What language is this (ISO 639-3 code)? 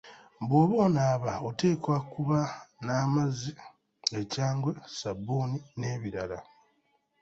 lug